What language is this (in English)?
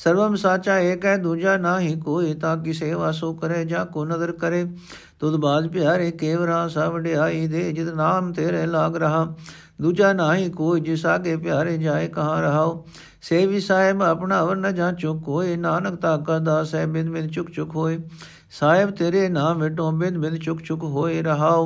Punjabi